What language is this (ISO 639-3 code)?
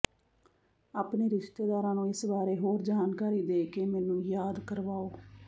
pan